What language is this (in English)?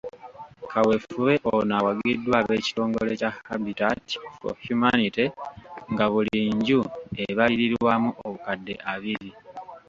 Ganda